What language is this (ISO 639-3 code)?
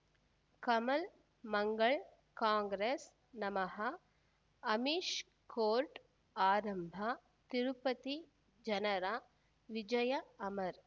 kan